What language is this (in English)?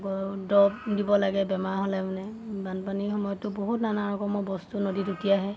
Assamese